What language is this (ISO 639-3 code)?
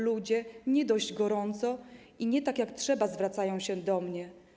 pol